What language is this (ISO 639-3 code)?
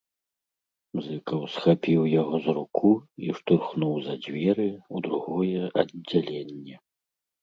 bel